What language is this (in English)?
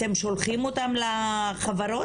Hebrew